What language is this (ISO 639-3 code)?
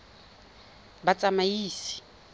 tsn